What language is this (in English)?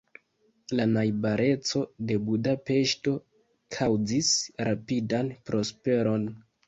Esperanto